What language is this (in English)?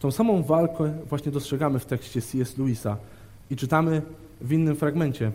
Polish